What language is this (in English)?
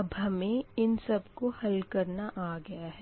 Hindi